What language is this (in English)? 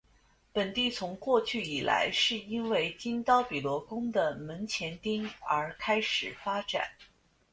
Chinese